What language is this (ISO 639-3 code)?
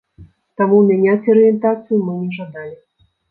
bel